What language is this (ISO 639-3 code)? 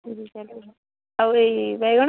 ori